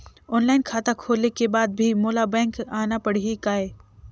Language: Chhattisgarhi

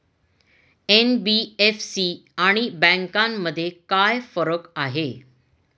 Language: Marathi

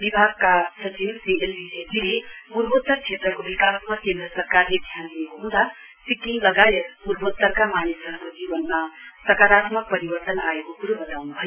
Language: Nepali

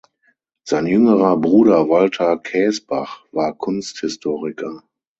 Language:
German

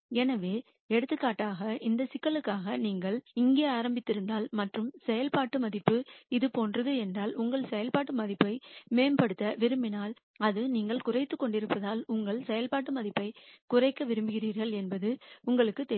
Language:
Tamil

